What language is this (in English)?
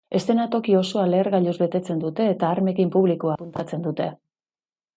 Basque